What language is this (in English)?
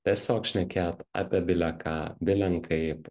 Lithuanian